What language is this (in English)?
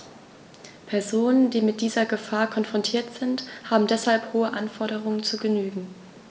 German